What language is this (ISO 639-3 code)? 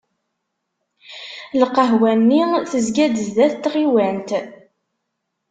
kab